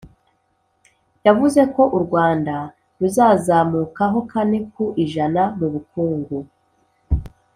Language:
Kinyarwanda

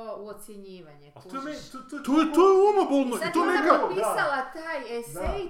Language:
Croatian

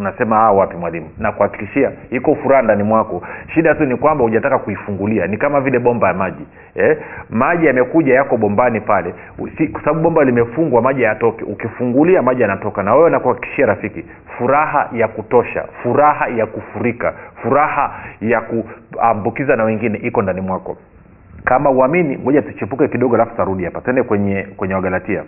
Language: Swahili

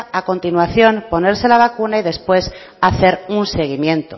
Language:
Spanish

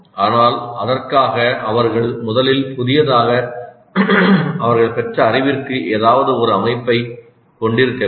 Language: Tamil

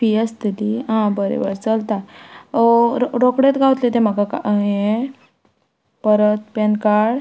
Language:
Konkani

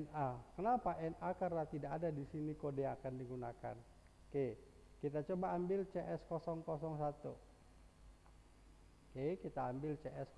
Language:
Indonesian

